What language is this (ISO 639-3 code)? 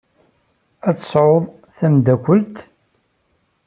kab